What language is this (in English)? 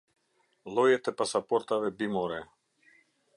Albanian